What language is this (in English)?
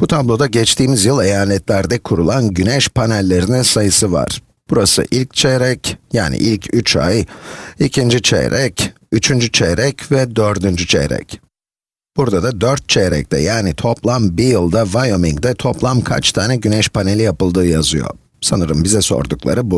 Turkish